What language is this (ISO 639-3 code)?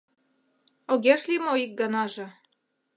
chm